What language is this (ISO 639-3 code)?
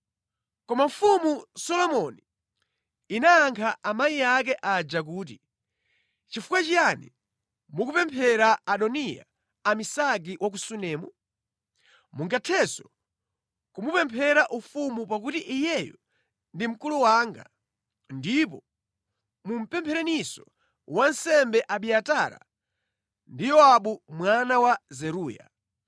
nya